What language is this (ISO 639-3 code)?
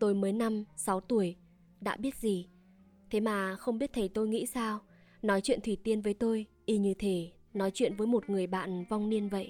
vie